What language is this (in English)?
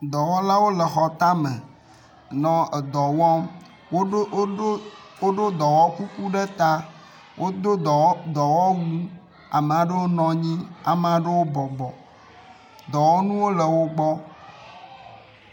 Ewe